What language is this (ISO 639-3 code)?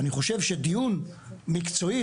heb